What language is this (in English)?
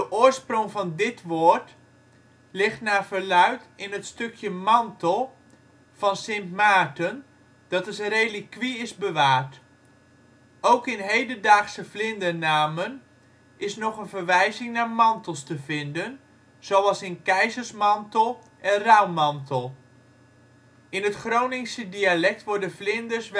Dutch